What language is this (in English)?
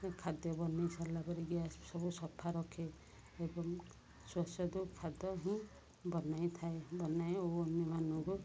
Odia